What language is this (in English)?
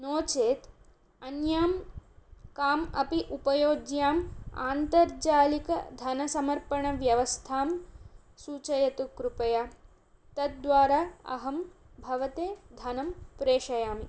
Sanskrit